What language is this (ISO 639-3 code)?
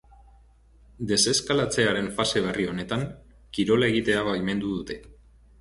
eus